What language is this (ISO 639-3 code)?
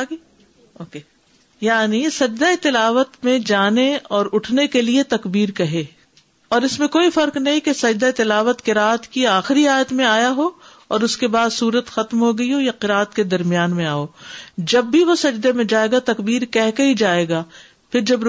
urd